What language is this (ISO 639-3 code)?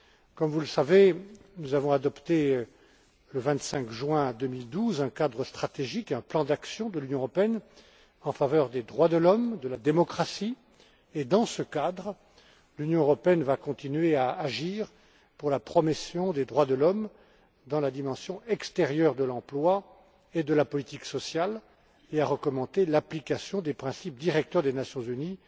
fra